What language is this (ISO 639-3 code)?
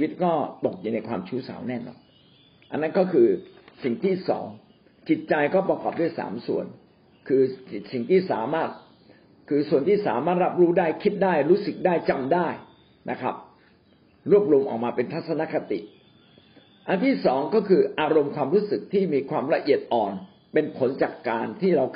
tha